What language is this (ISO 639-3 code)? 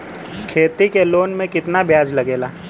bho